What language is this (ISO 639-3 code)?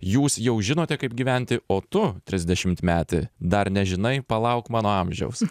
lit